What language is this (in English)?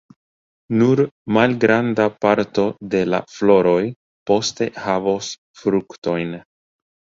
Esperanto